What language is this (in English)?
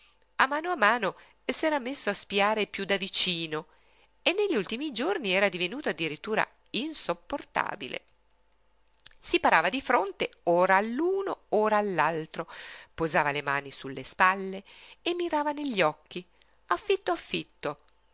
Italian